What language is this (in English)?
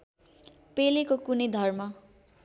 Nepali